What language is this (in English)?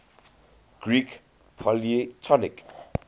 English